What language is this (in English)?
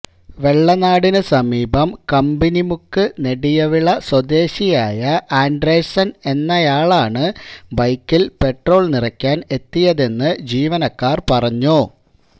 Malayalam